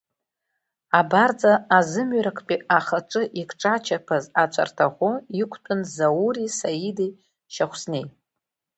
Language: Abkhazian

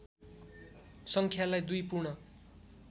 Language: Nepali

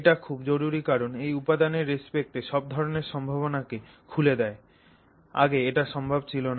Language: Bangla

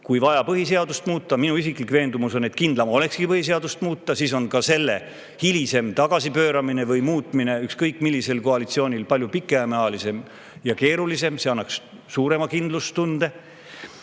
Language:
Estonian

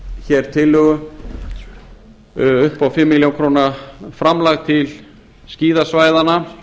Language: Icelandic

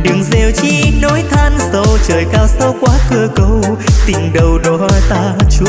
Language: Vietnamese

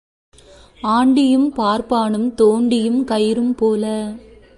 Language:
Tamil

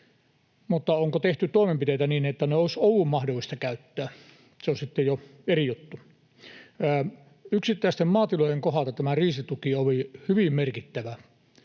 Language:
Finnish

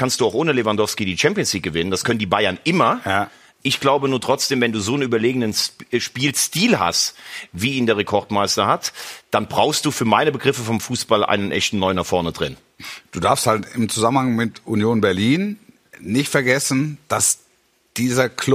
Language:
German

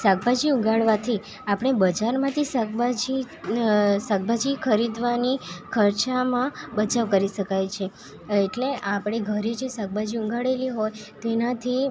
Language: Gujarati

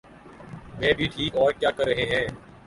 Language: Urdu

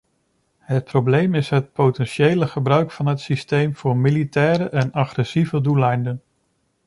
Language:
Dutch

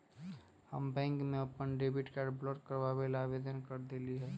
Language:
Magahi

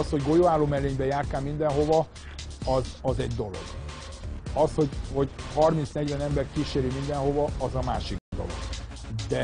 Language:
Hungarian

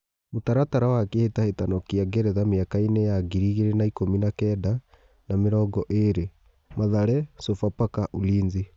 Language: Kikuyu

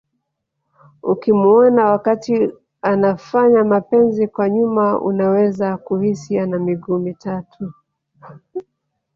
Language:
Swahili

